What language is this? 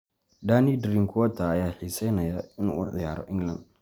Somali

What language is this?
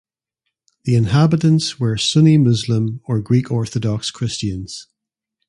English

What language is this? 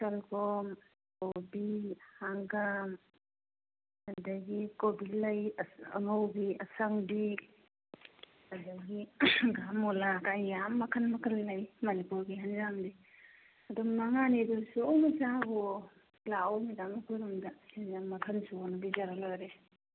Manipuri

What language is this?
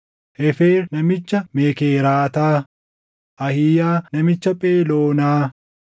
Oromo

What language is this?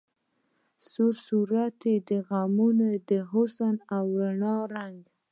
Pashto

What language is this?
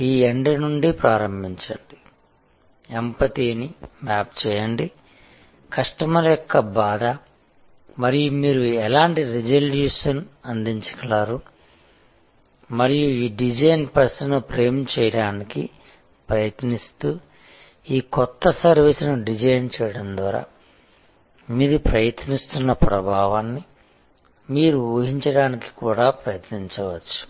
Telugu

